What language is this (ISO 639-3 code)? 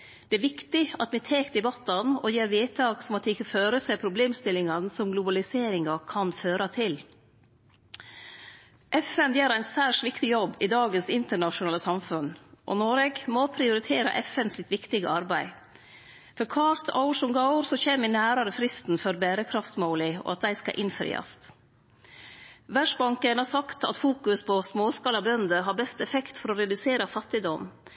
nno